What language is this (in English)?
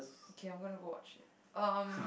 English